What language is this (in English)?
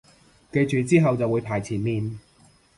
Cantonese